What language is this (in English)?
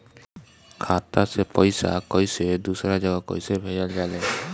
Bhojpuri